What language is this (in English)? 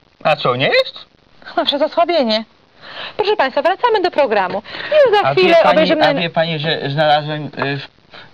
Polish